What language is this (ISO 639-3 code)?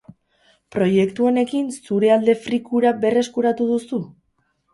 eus